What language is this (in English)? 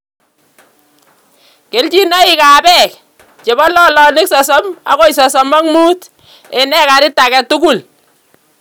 Kalenjin